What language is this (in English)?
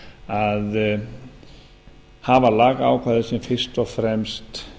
Icelandic